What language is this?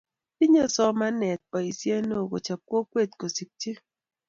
Kalenjin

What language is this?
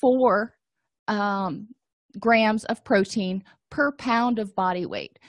English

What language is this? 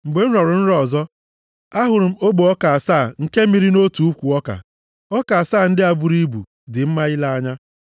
Igbo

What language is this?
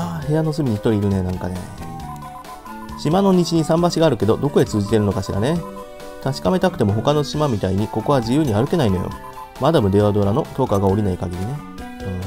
Japanese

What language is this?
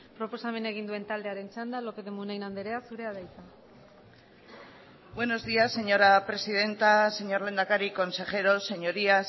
Basque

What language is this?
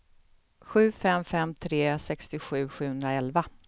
Swedish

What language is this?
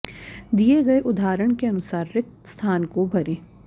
Sanskrit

